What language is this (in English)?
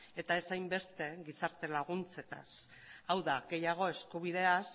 Basque